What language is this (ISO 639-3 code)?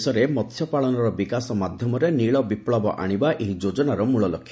ori